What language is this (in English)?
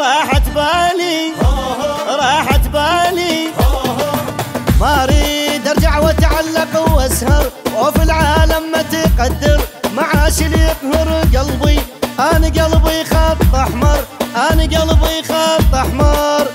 Arabic